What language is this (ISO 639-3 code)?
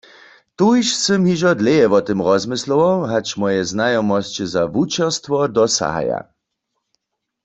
hsb